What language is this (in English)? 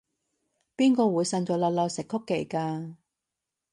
Cantonese